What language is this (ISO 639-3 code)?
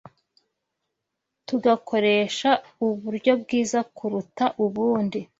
kin